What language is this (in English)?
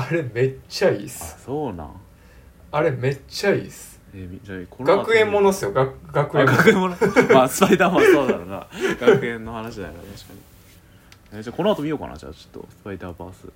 Japanese